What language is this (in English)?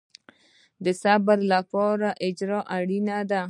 Pashto